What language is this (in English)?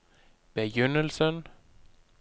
Norwegian